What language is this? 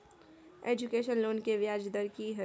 Maithili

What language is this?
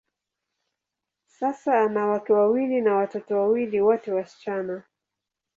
Swahili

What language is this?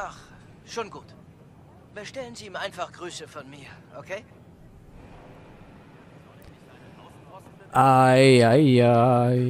German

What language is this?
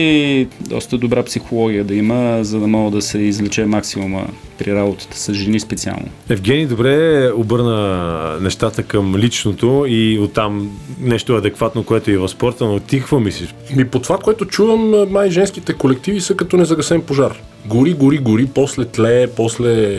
Bulgarian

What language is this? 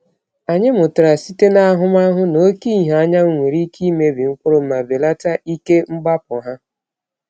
Igbo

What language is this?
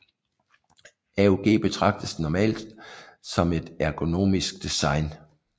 Danish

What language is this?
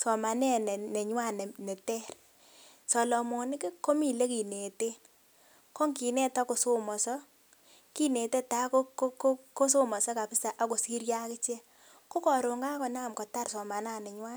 Kalenjin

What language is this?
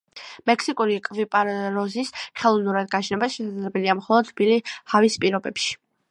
Georgian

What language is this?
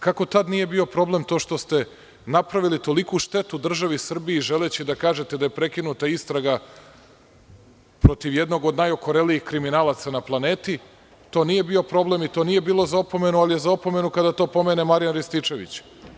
Serbian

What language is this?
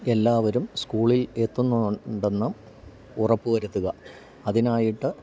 Malayalam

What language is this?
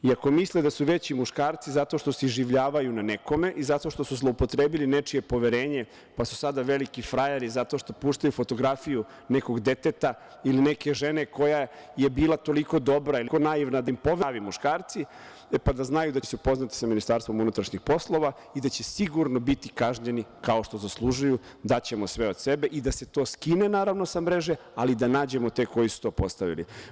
Serbian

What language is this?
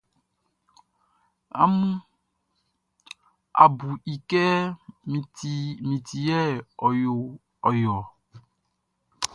Baoulé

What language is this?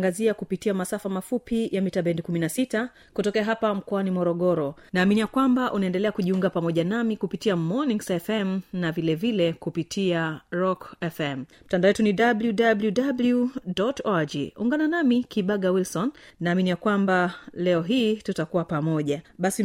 Swahili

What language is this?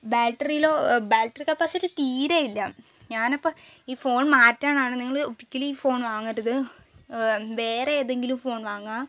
Malayalam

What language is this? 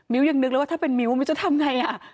Thai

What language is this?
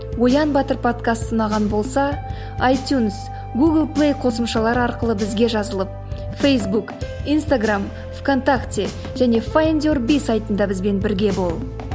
Kazakh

